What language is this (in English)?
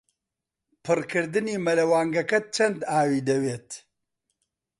Central Kurdish